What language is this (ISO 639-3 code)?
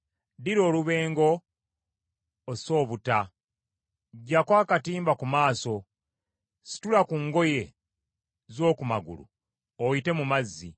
lug